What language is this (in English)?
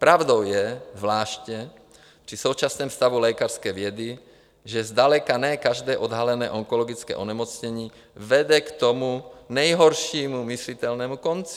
Czech